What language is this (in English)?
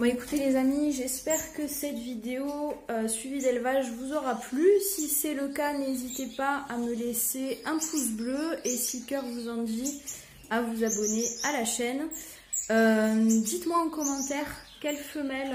French